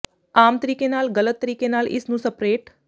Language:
Punjabi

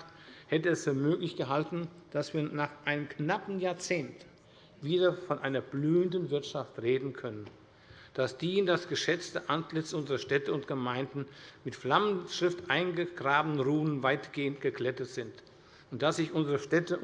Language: German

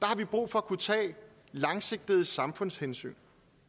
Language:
Danish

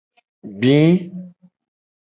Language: Gen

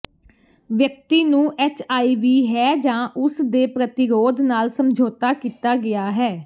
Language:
Punjabi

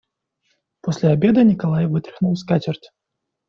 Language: Russian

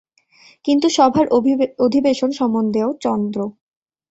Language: Bangla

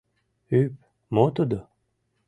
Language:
Mari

